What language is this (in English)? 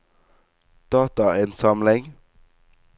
Norwegian